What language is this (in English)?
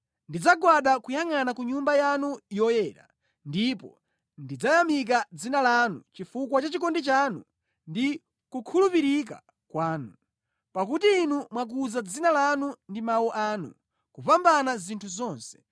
Nyanja